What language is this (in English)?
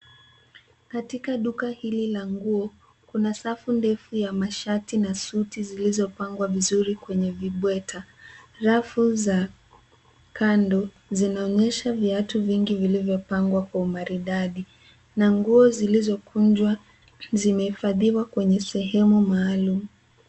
Swahili